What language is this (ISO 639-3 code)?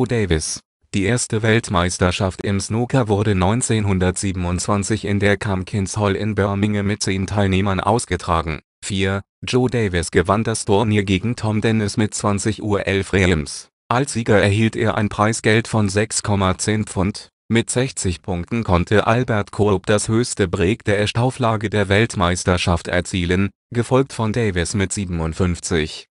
deu